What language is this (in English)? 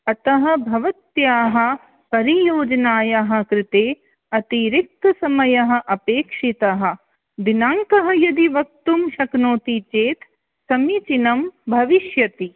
Sanskrit